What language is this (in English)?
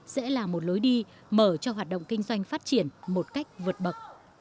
Vietnamese